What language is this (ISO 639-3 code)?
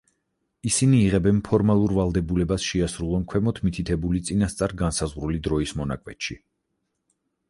kat